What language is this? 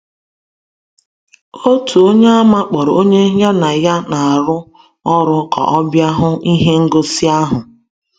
Igbo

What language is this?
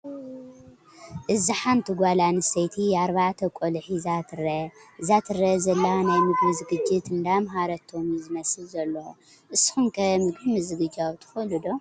Tigrinya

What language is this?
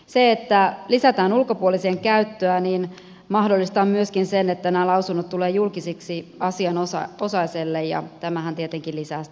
Finnish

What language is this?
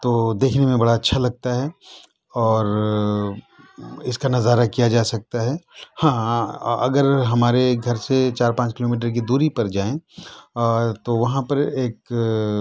Urdu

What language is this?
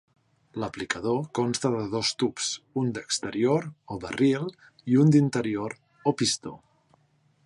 Catalan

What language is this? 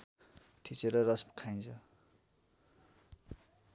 Nepali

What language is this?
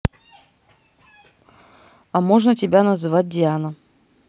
Russian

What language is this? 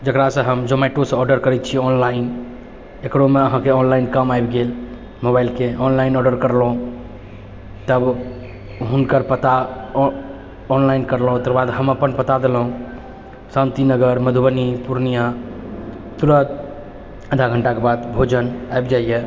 Maithili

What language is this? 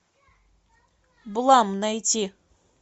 Russian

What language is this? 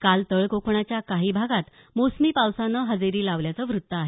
Marathi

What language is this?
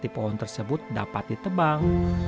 Indonesian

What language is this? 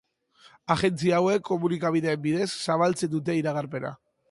Basque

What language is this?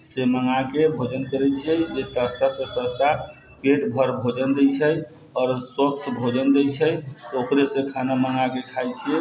Maithili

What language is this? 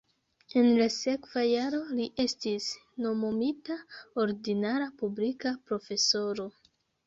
Esperanto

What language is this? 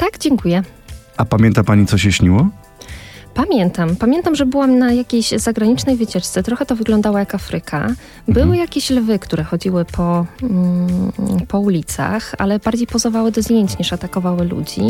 Polish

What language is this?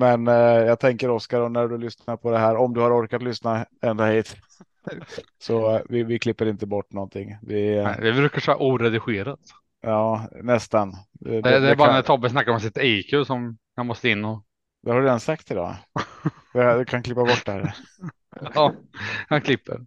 Swedish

